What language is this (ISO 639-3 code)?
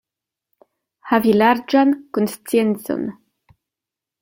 epo